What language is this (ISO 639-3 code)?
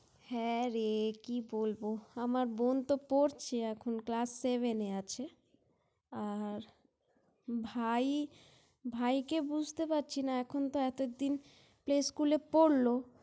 ben